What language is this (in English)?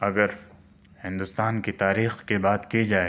Urdu